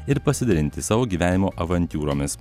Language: Lithuanian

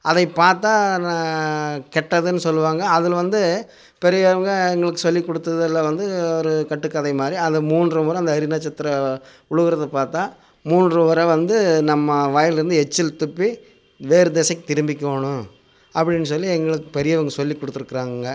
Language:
Tamil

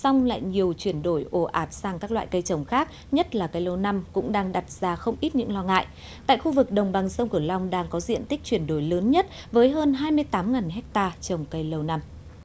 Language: Vietnamese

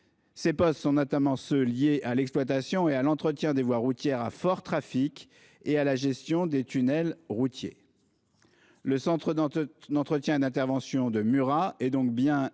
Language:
French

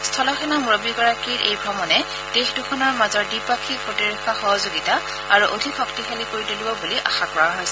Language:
Assamese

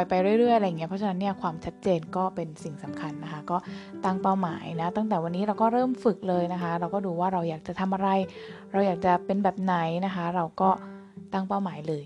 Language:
Thai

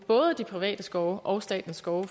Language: Danish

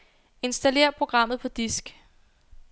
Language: Danish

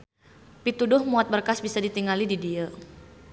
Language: Sundanese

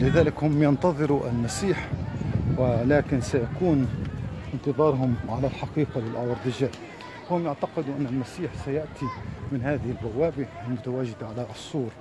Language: Arabic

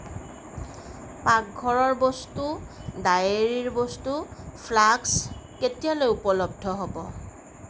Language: Assamese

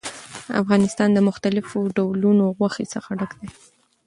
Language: Pashto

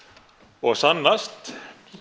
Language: Icelandic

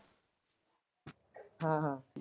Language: Punjabi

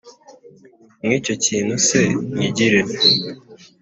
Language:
Kinyarwanda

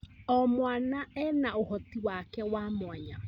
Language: Kikuyu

